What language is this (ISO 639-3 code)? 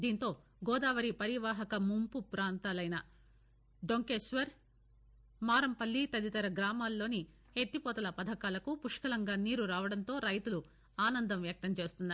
tel